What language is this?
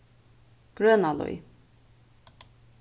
Faroese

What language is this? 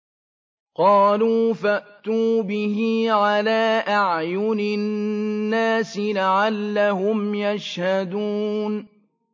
Arabic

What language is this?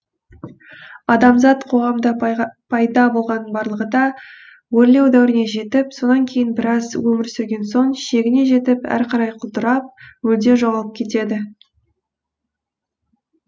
Kazakh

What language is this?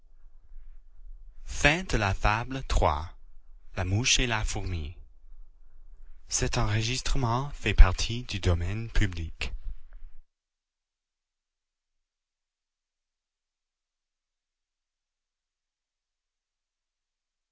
French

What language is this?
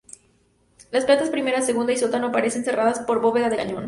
Spanish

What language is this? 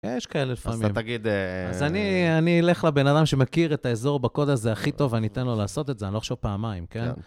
Hebrew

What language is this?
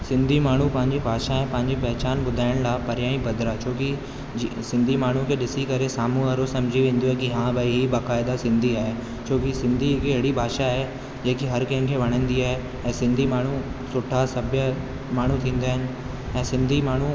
Sindhi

